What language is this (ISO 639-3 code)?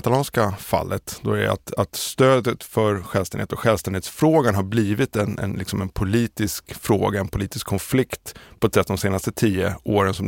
swe